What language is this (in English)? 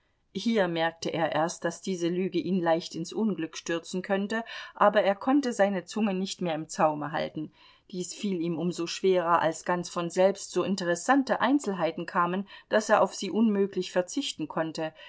German